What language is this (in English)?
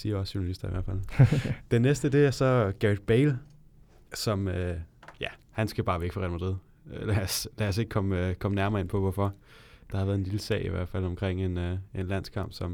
Danish